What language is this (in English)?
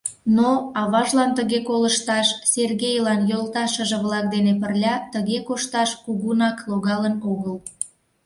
Mari